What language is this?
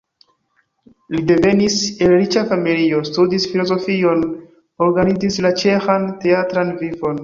Esperanto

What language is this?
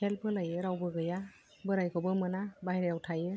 Bodo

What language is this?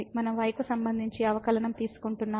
Telugu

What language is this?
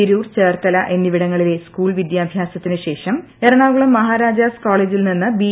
Malayalam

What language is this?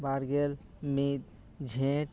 Santali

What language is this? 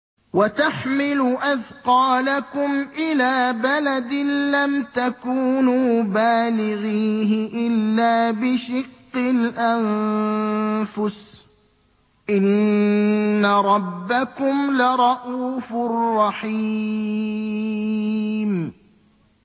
Arabic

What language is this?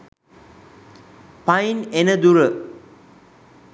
Sinhala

